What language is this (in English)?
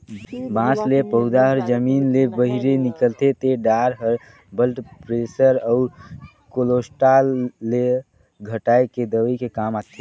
Chhattisgarhi